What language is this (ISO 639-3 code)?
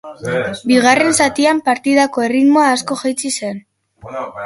eus